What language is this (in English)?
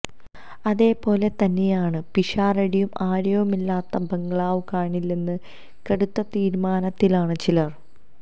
Malayalam